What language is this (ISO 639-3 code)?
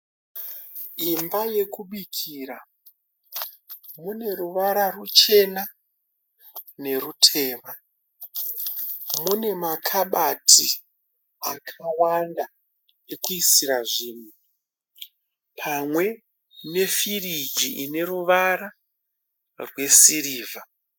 sna